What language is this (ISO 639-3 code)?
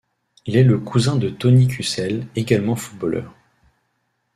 fra